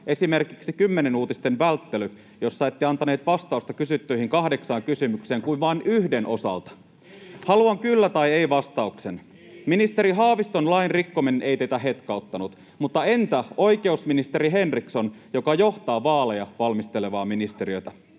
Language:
Finnish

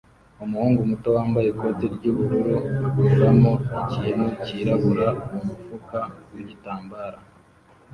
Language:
Kinyarwanda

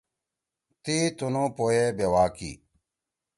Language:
Torwali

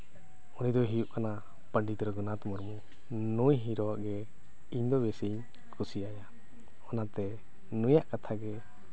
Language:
Santali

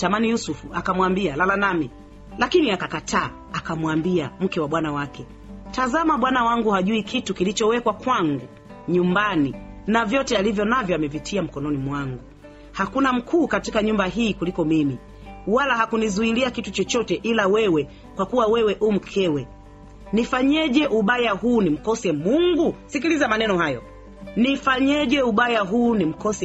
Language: Swahili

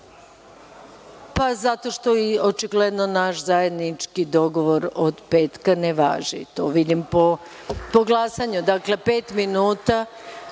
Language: Serbian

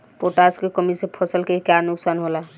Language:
Bhojpuri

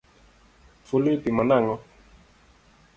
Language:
Luo (Kenya and Tanzania)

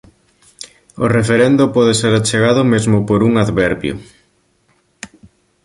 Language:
Galician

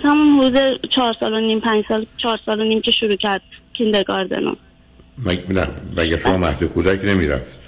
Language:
Persian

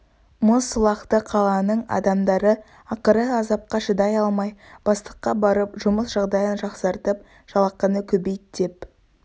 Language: Kazakh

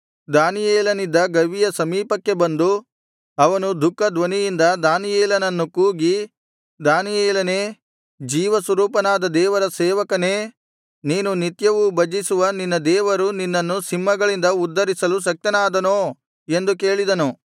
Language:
Kannada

